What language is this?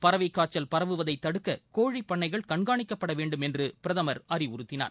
Tamil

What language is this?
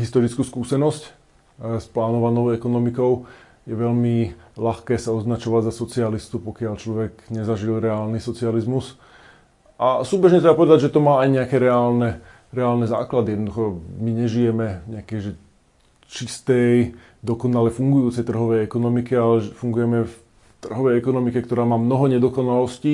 Slovak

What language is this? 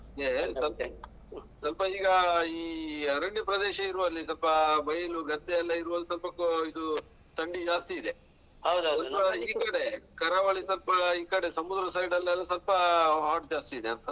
Kannada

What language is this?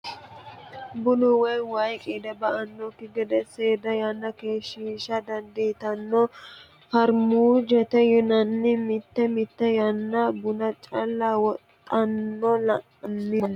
Sidamo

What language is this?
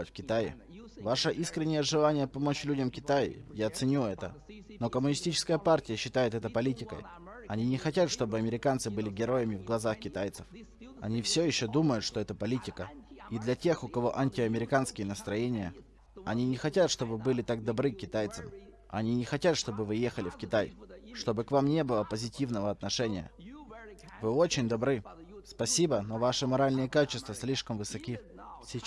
Russian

